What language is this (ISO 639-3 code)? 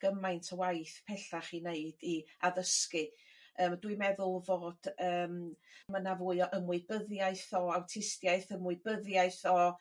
cym